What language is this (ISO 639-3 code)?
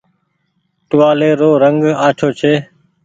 gig